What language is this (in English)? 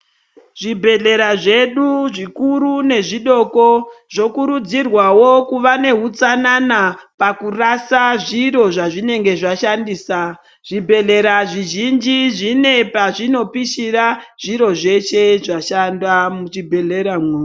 Ndau